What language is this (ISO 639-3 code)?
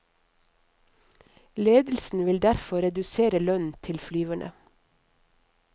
nor